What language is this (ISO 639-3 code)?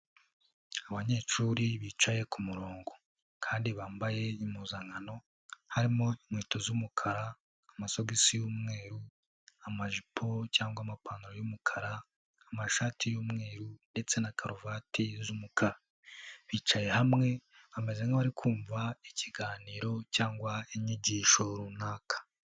kin